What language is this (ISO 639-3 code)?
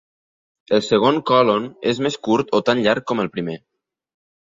cat